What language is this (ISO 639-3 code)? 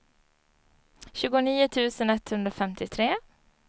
swe